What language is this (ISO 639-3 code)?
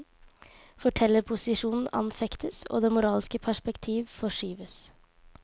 nor